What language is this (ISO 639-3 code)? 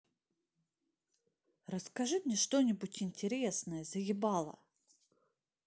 rus